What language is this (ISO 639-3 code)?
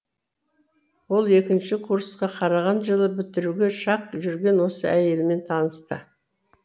kaz